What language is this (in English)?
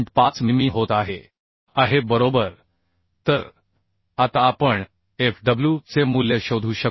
Marathi